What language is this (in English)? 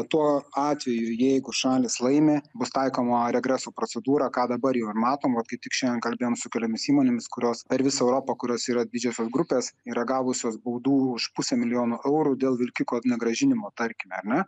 Lithuanian